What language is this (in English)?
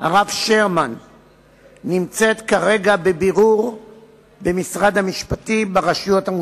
Hebrew